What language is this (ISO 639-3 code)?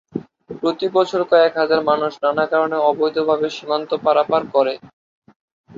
ben